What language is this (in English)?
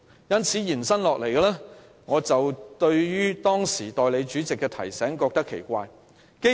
Cantonese